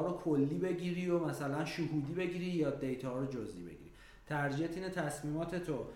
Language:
Persian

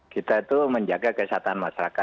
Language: Indonesian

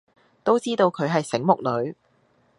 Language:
Cantonese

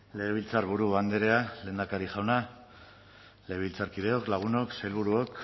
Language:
Basque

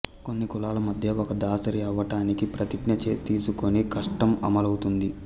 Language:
Telugu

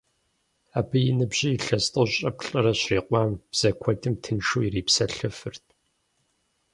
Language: Kabardian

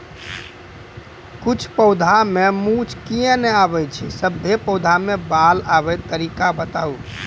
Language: Maithili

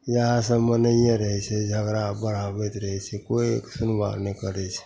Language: Maithili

